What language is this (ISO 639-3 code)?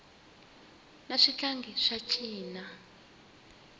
tso